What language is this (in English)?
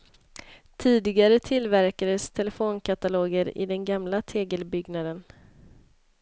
Swedish